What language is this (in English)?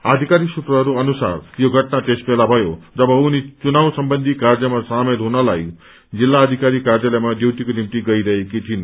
Nepali